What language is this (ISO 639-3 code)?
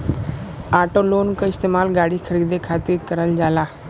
bho